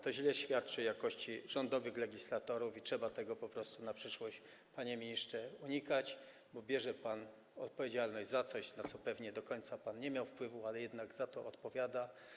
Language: Polish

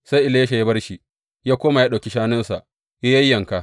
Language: Hausa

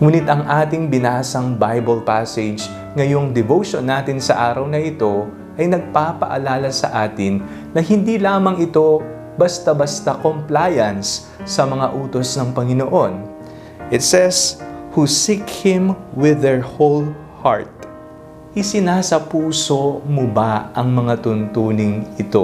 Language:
Filipino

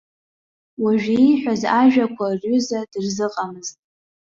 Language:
Abkhazian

